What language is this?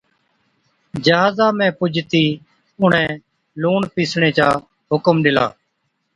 Od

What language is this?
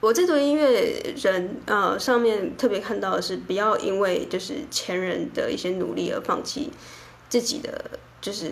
Chinese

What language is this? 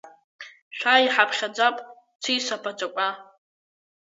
Abkhazian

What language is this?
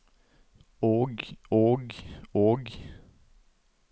Norwegian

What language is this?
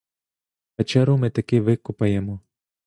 Ukrainian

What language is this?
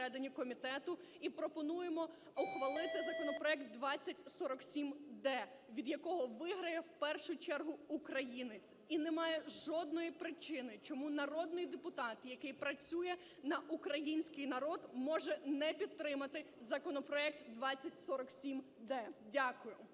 Ukrainian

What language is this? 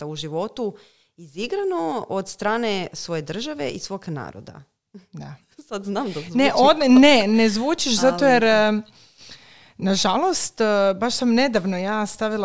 Croatian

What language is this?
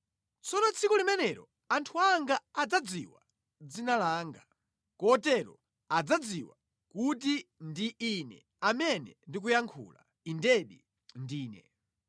Nyanja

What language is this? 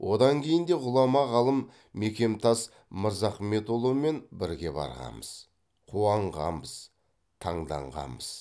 Kazakh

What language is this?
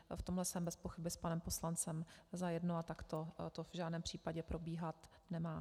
Czech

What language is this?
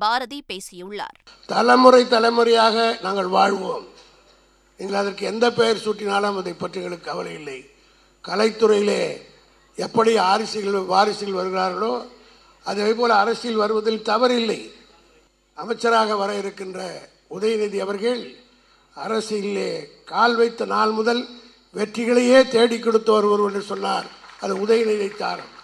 Tamil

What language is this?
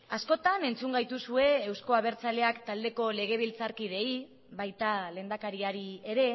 Basque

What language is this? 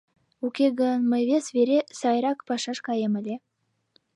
Mari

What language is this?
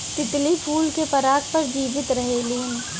Bhojpuri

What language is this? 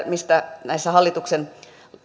Finnish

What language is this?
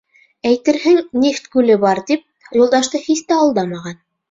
Bashkir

